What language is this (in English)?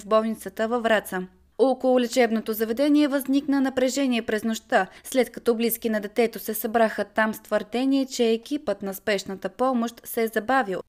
Bulgarian